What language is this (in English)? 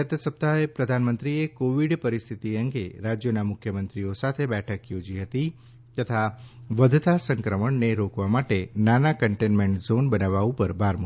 Gujarati